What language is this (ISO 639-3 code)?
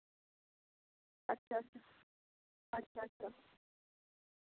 sat